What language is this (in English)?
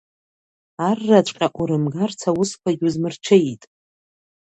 Abkhazian